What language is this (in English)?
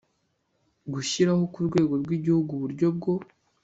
Kinyarwanda